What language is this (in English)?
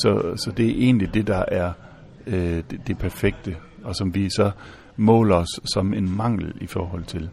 Danish